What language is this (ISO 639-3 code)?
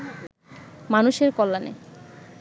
ben